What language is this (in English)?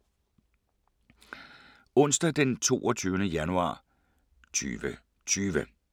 Danish